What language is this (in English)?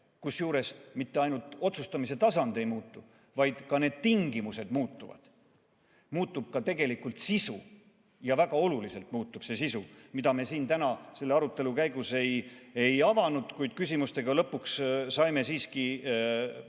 Estonian